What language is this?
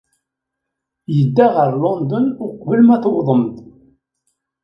Kabyle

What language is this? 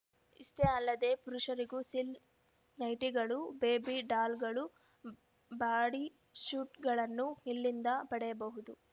Kannada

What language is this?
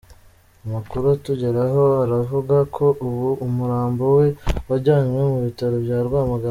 Kinyarwanda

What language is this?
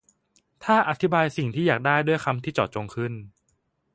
Thai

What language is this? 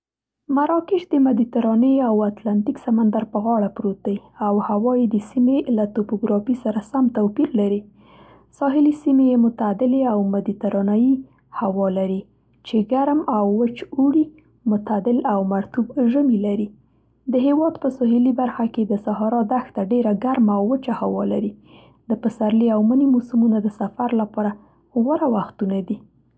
Central Pashto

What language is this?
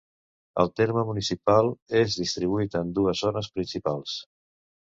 Catalan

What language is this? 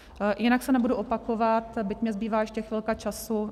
Czech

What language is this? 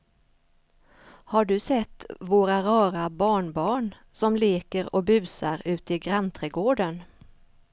Swedish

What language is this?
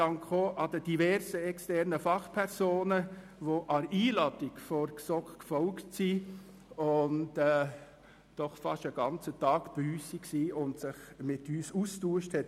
Swiss German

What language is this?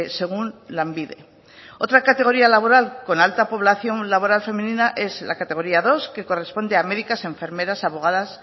Spanish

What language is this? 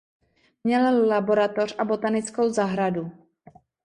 Czech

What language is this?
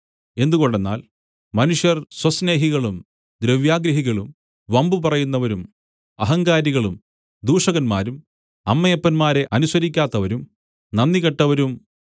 Malayalam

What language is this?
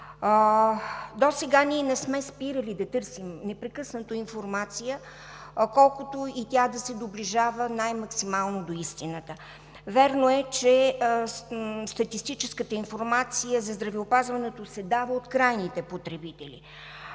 Bulgarian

